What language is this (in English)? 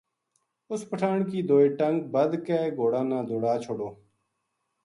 Gujari